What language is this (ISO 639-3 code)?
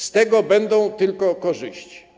pol